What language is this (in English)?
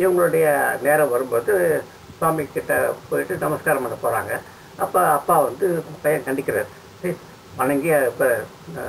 Tamil